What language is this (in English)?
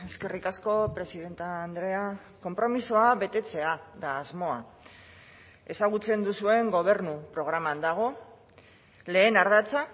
Basque